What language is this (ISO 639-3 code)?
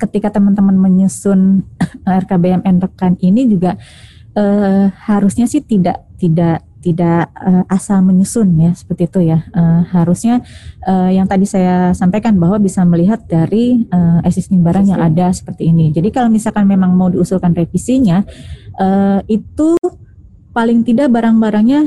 ind